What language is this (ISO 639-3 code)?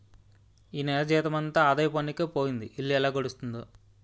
tel